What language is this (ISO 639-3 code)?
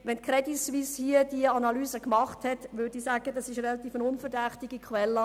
gsw